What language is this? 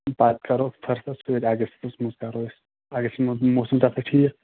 Kashmiri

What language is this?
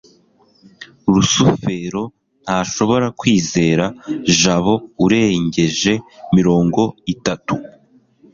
Kinyarwanda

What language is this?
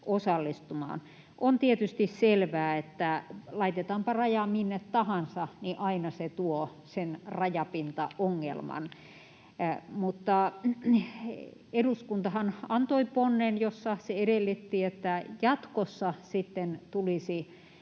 Finnish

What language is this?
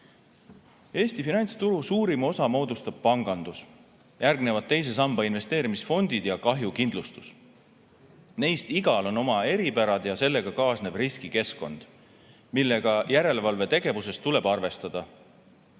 Estonian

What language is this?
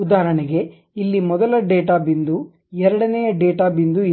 Kannada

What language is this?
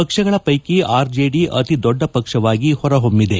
Kannada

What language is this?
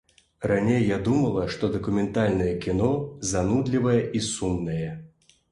Belarusian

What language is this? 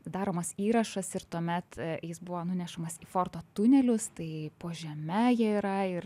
Lithuanian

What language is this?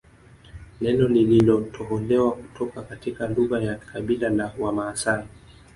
Swahili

